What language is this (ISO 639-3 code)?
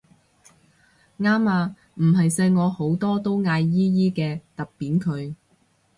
yue